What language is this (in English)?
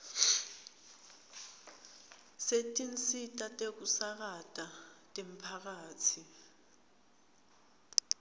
Swati